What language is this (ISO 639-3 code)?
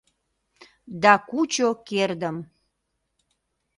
chm